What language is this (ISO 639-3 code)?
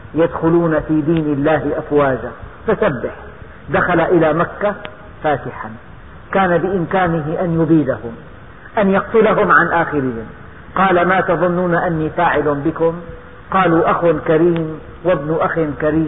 ara